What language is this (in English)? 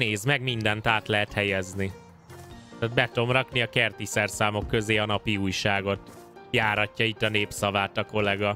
Hungarian